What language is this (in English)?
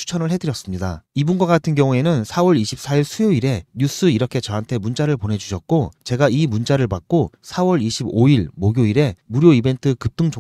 Korean